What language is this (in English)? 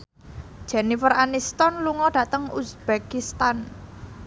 Javanese